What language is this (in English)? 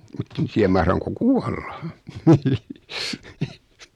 Finnish